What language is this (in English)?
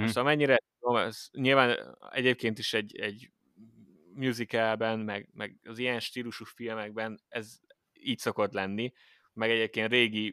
Hungarian